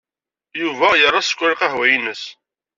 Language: Kabyle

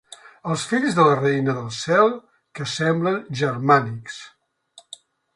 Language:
Catalan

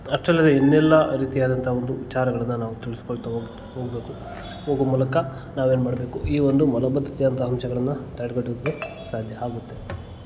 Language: Kannada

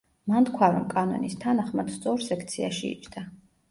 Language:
Georgian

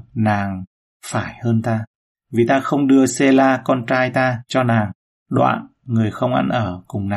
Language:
Vietnamese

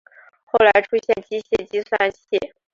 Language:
Chinese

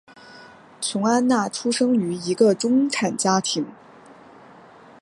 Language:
Chinese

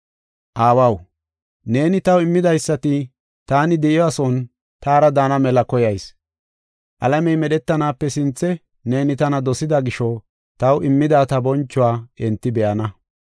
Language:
Gofa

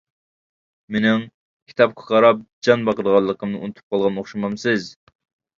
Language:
Uyghur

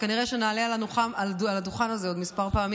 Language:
Hebrew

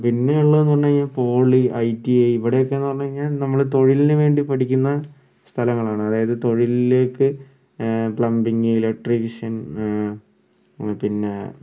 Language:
Malayalam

